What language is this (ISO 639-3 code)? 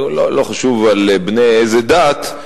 heb